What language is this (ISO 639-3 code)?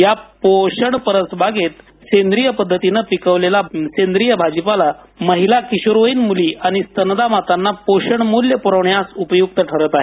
mar